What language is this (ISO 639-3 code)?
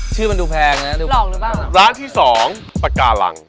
tha